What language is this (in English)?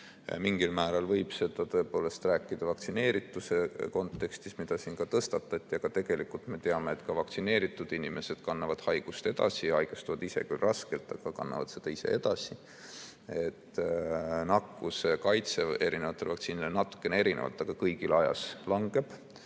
Estonian